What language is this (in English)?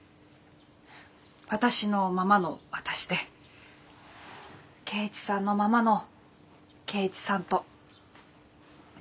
Japanese